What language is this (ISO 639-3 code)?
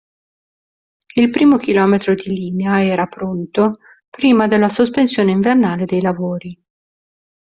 ita